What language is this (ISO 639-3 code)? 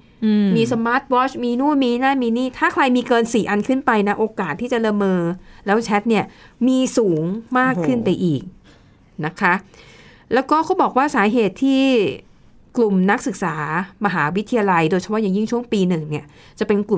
tha